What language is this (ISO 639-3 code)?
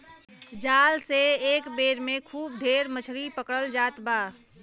bho